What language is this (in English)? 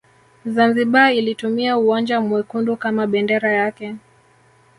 Swahili